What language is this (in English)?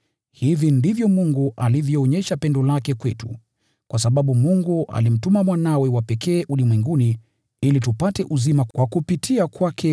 Swahili